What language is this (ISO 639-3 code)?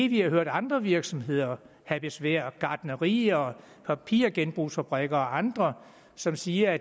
dan